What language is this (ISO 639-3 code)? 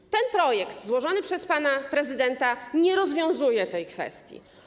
pol